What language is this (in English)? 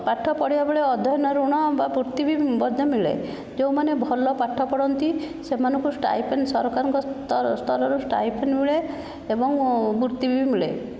Odia